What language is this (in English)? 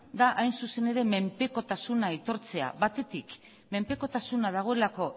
Basque